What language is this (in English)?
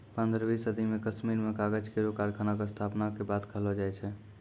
Maithili